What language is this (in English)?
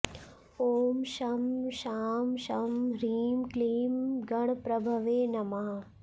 Sanskrit